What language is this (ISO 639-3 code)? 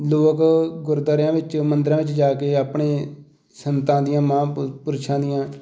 pan